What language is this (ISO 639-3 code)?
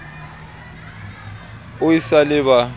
sot